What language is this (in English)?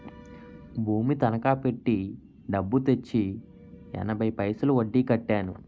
Telugu